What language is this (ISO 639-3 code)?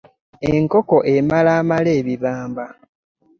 lug